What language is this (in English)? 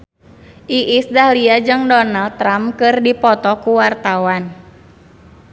Sundanese